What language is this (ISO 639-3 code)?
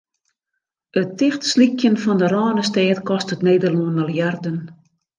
fry